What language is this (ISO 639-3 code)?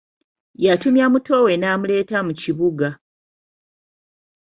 lug